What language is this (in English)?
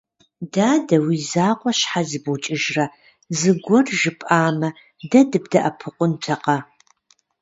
Kabardian